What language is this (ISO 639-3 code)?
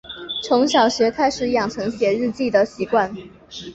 zho